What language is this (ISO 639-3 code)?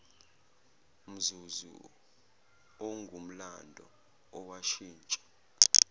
zul